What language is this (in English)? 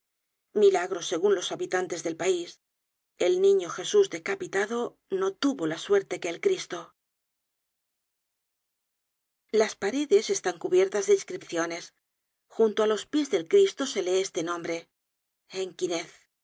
Spanish